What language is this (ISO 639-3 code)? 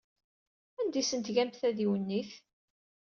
kab